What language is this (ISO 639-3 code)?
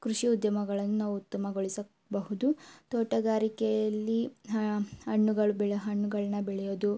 kan